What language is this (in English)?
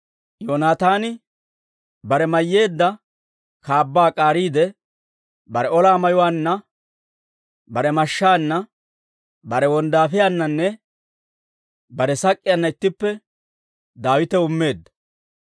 Dawro